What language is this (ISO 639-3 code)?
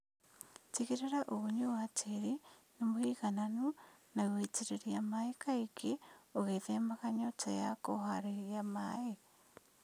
kik